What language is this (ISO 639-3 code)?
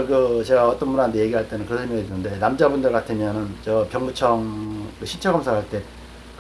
kor